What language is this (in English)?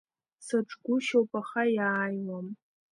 Abkhazian